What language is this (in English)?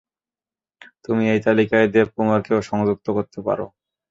Bangla